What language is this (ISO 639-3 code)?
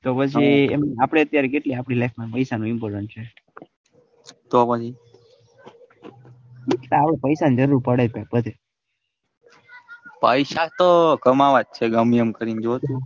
guj